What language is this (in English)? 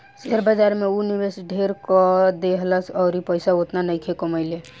Bhojpuri